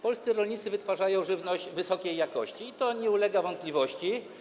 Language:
Polish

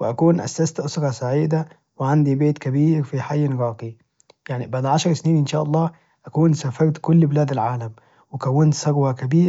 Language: Najdi Arabic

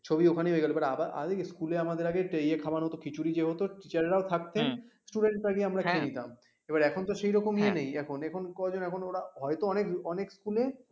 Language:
Bangla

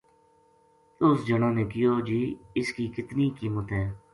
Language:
Gujari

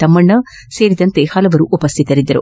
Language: Kannada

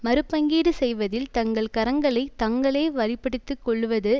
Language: Tamil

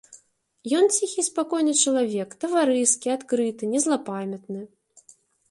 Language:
Belarusian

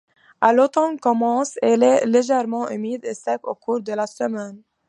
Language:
French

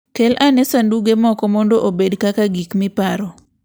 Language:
Luo (Kenya and Tanzania)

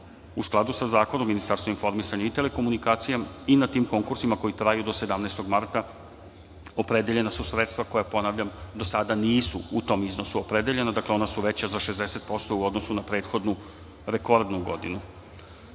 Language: Serbian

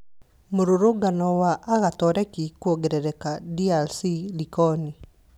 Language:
Kikuyu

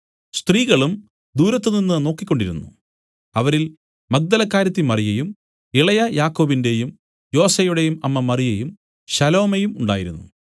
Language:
Malayalam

